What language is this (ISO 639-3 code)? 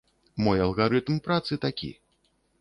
bel